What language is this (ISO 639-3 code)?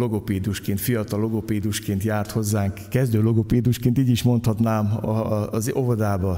hun